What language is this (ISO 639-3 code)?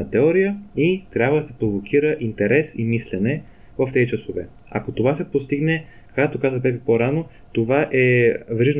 bul